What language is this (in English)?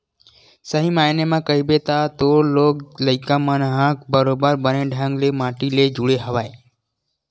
Chhattisgarhi